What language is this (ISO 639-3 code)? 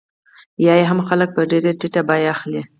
pus